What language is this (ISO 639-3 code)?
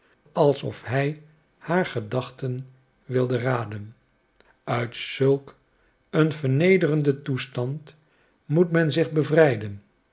nld